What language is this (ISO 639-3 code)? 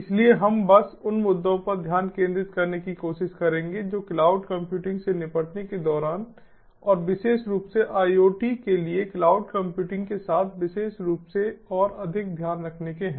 hin